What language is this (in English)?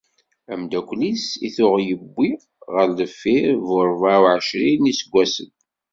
Kabyle